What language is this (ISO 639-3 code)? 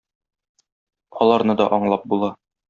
tat